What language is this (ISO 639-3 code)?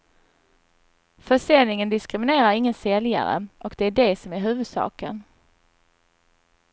swe